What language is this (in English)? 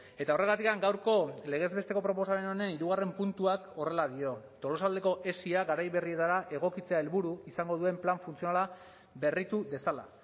Basque